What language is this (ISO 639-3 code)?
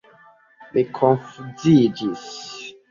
epo